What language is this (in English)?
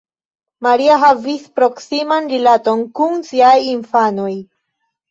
Esperanto